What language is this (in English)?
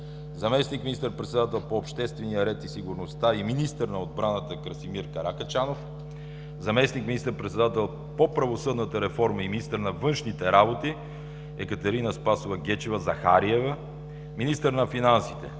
Bulgarian